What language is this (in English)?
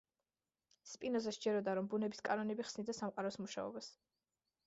Georgian